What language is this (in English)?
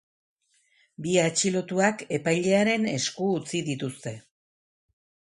Basque